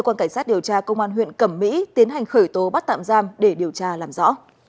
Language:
Vietnamese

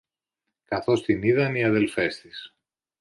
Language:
Greek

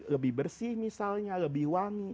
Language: Indonesian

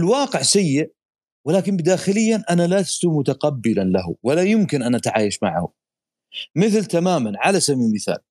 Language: Arabic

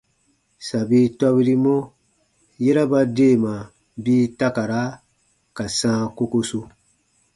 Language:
Baatonum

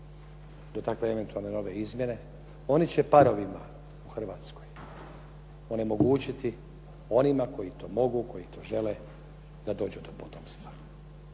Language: Croatian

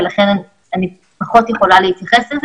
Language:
Hebrew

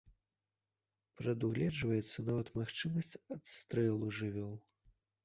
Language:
Belarusian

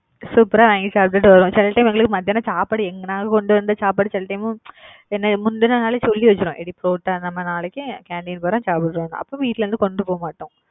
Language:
Tamil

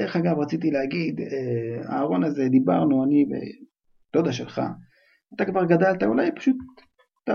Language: Hebrew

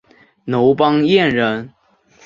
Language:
Chinese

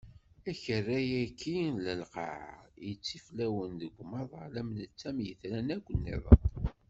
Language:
Kabyle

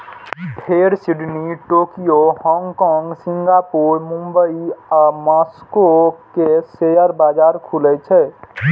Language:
Maithili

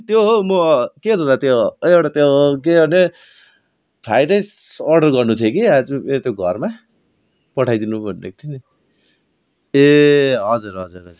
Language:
Nepali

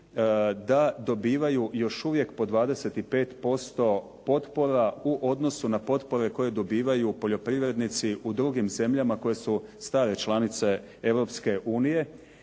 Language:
Croatian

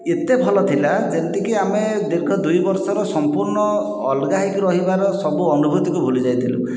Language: Odia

